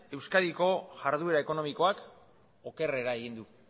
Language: Basque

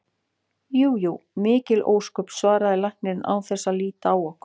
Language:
Icelandic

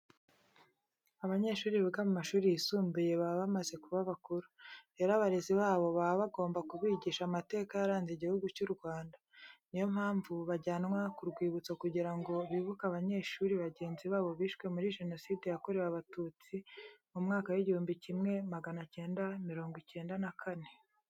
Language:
Kinyarwanda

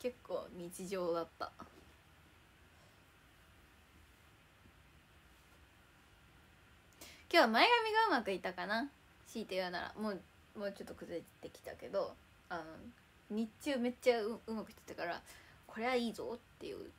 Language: Japanese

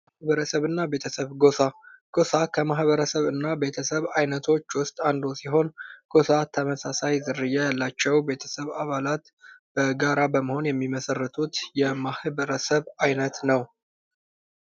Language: Amharic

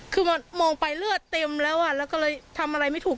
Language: Thai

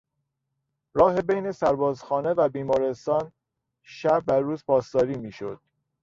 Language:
Persian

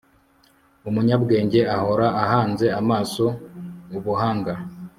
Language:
Kinyarwanda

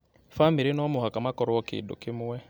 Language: Kikuyu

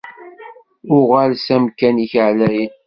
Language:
Kabyle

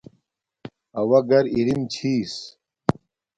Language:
Domaaki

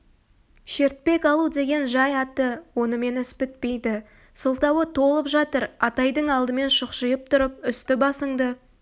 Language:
Kazakh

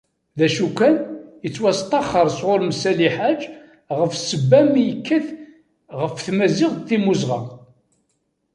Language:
Kabyle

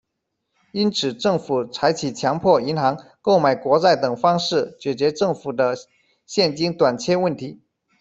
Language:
Chinese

